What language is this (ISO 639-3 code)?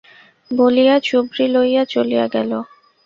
ben